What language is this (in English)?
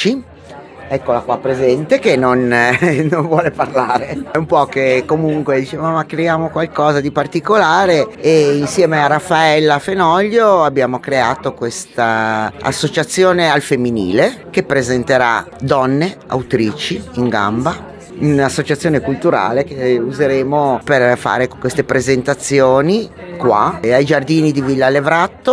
Italian